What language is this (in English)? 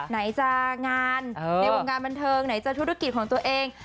Thai